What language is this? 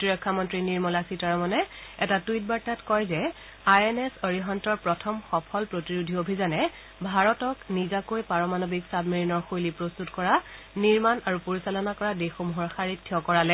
Assamese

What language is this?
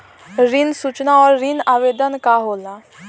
Bhojpuri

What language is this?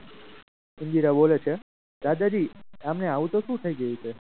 Gujarati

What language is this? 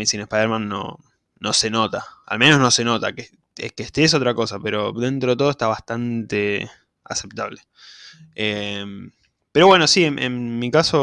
Spanish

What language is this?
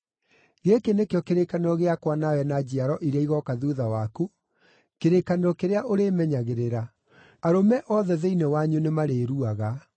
Kikuyu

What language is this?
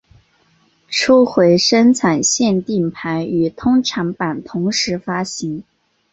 Chinese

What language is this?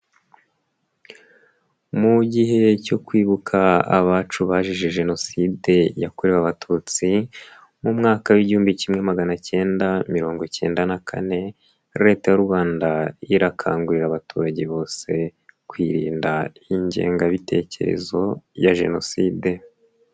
Kinyarwanda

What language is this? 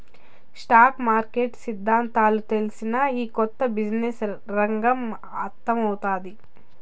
Telugu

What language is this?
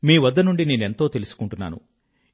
Telugu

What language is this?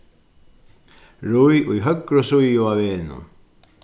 Faroese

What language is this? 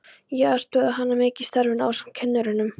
Icelandic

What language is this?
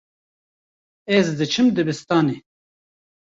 Kurdish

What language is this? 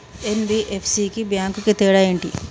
Telugu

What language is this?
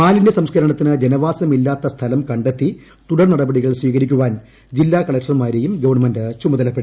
Malayalam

